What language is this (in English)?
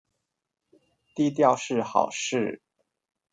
Chinese